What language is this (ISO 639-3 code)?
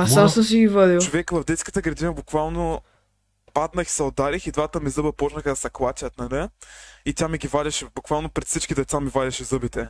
bul